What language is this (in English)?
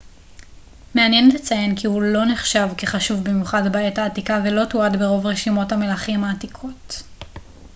Hebrew